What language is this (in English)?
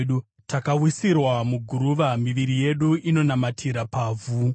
Shona